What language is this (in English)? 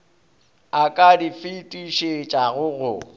Northern Sotho